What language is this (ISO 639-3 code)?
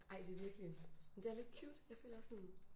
dan